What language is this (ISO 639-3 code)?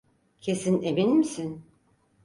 tur